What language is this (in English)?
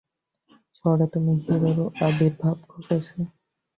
Bangla